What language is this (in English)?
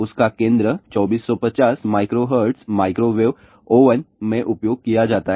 Hindi